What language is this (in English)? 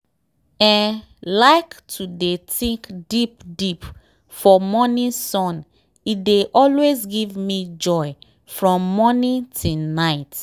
Nigerian Pidgin